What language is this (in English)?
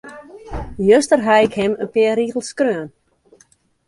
Western Frisian